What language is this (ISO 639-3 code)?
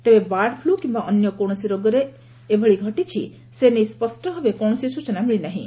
ori